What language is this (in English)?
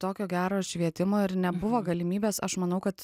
Lithuanian